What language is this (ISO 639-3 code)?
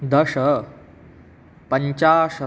san